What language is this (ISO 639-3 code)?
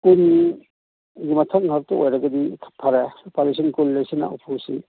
mni